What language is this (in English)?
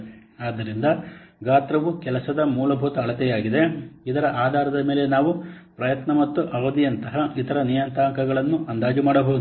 Kannada